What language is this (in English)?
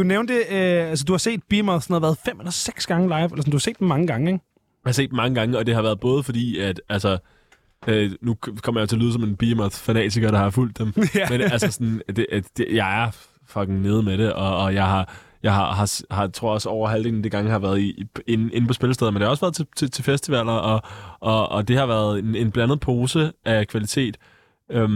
Danish